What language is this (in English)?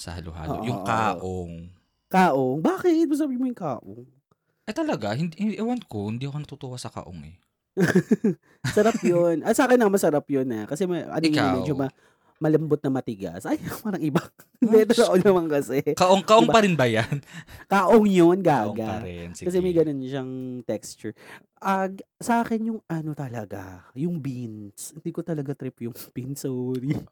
Filipino